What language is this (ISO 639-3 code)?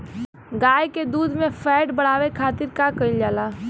bho